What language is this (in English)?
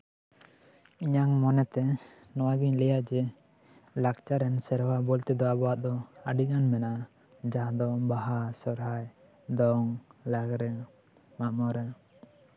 Santali